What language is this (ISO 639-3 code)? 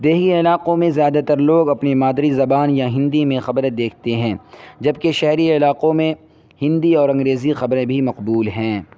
urd